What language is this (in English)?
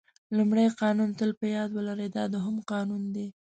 Pashto